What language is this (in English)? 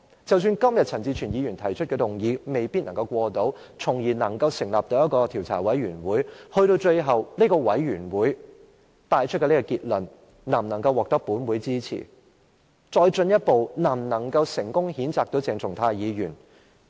Cantonese